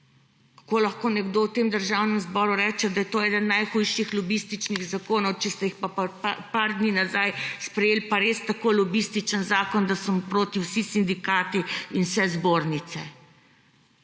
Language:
Slovenian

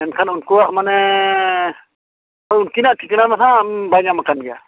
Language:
Santali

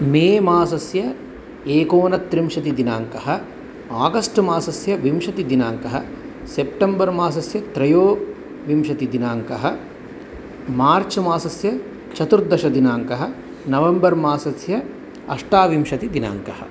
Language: Sanskrit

